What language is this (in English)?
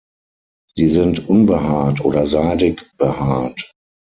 German